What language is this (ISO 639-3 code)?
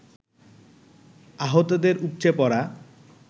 ben